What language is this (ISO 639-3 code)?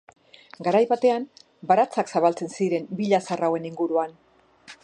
eus